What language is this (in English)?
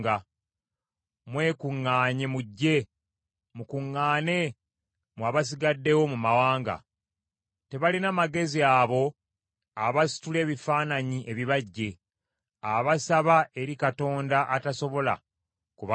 Ganda